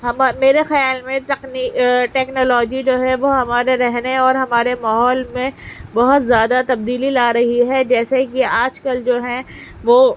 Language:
Urdu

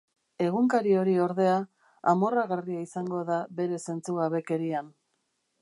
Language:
Basque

